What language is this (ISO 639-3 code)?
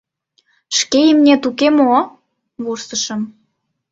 chm